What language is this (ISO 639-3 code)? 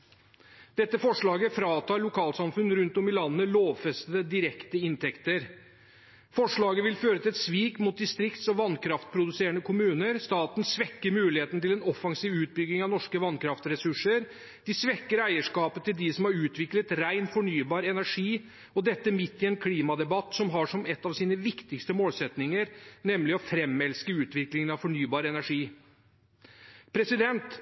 nob